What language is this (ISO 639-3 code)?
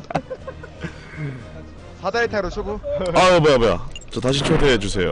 kor